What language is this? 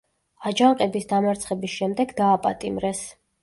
Georgian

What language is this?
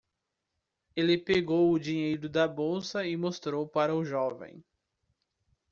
Portuguese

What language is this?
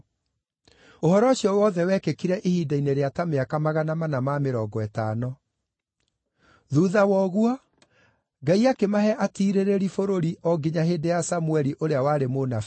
Kikuyu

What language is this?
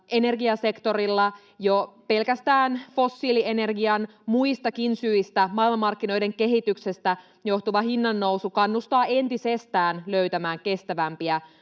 Finnish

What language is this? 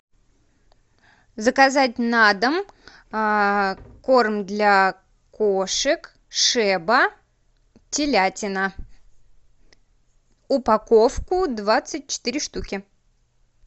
Russian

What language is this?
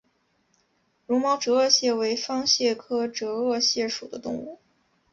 Chinese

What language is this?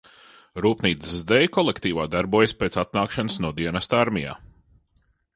Latvian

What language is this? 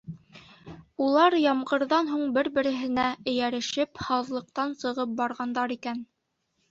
Bashkir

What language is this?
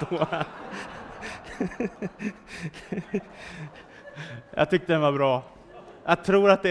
Swedish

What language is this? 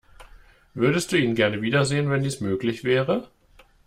German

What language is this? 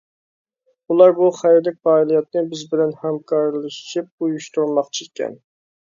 Uyghur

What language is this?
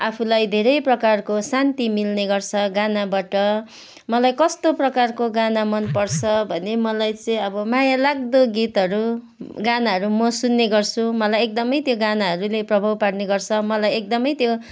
Nepali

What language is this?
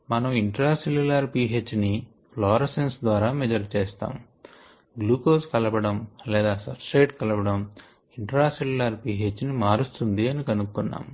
Telugu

